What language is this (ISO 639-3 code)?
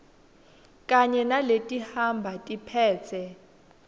ssw